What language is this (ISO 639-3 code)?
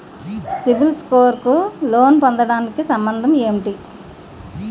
tel